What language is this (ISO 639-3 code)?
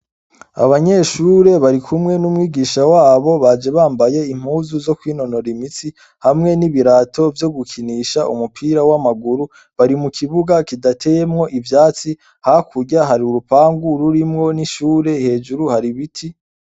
run